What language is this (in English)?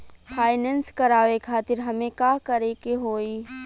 Bhojpuri